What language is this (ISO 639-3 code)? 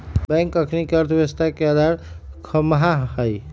mag